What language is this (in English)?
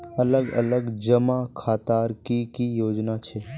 Magahi